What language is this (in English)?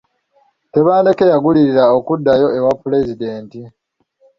Ganda